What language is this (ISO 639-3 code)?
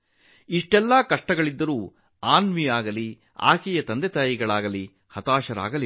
kan